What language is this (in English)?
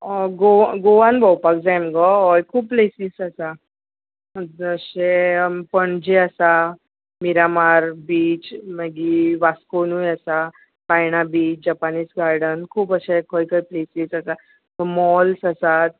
Konkani